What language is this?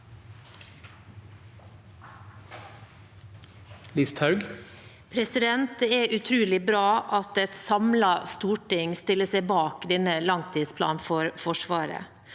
Norwegian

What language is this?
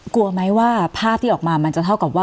Thai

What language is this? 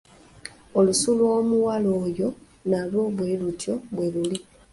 Ganda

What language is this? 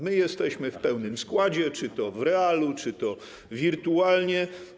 Polish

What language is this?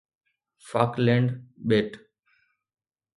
Sindhi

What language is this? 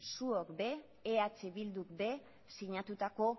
Basque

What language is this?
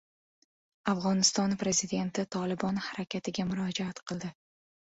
Uzbek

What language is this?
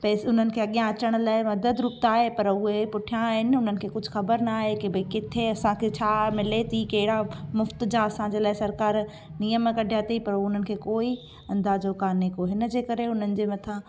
Sindhi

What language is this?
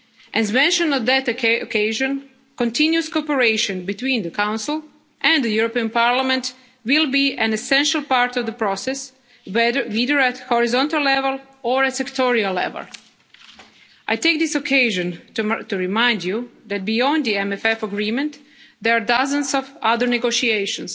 English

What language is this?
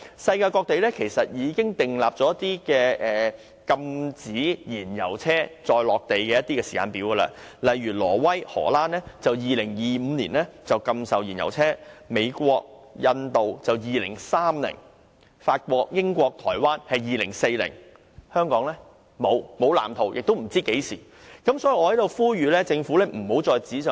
Cantonese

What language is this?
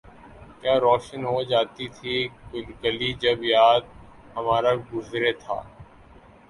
Urdu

